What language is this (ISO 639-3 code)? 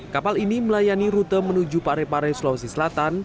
ind